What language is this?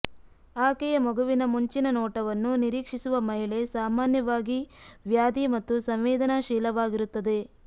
Kannada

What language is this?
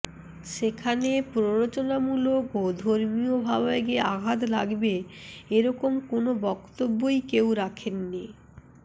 Bangla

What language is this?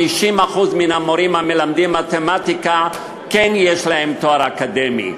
Hebrew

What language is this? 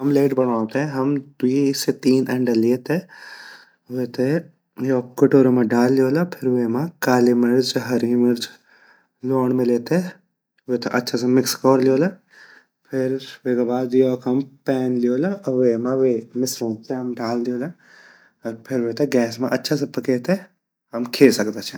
Garhwali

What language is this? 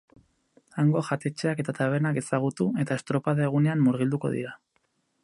Basque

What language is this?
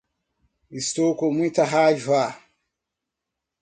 Portuguese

